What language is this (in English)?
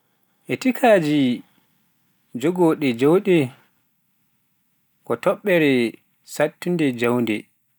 Pular